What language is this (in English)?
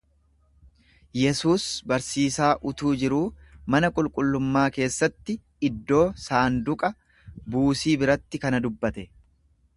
Oromo